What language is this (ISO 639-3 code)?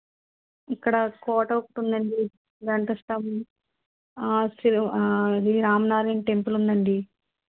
tel